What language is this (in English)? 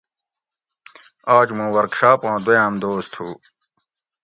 Gawri